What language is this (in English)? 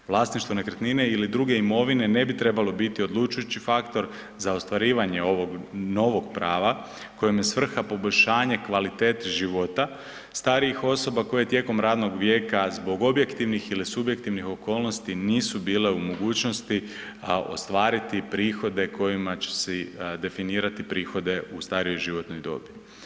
Croatian